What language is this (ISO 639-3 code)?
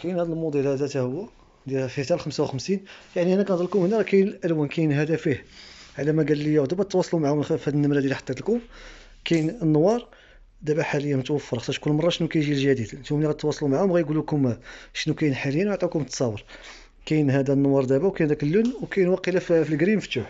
ara